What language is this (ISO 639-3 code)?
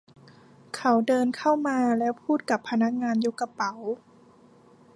tha